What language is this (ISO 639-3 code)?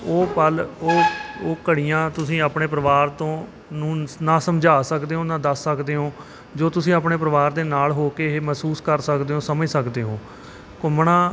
pan